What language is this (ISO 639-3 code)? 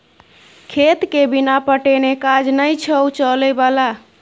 mai